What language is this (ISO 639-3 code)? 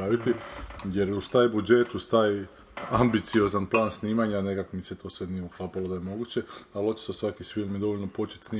hrv